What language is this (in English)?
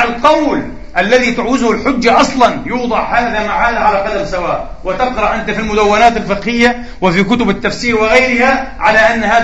Arabic